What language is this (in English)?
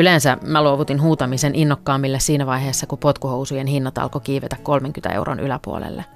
Finnish